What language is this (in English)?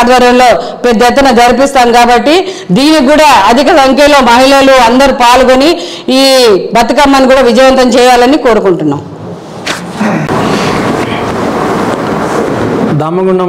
Telugu